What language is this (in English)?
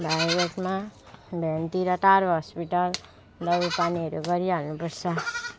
Nepali